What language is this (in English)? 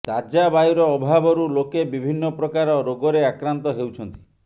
Odia